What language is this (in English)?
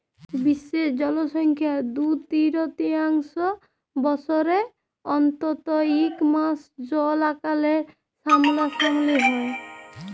Bangla